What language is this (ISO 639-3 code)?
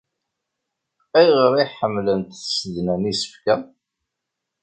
kab